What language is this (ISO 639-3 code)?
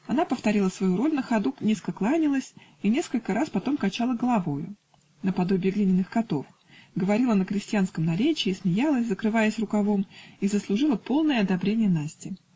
rus